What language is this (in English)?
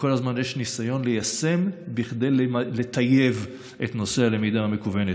Hebrew